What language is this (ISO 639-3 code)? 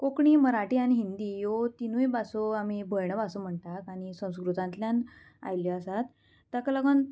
kok